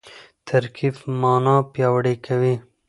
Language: Pashto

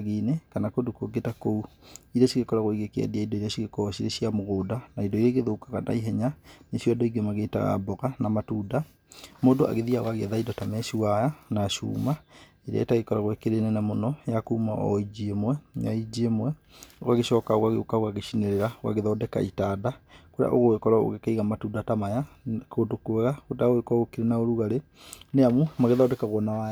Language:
Kikuyu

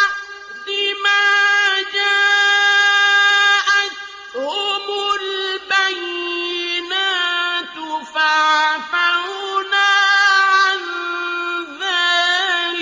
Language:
Arabic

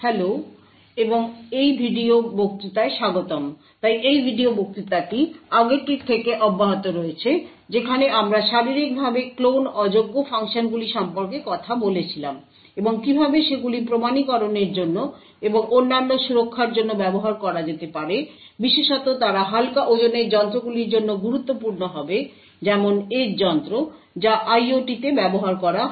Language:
Bangla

